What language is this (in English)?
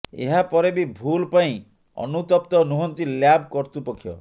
Odia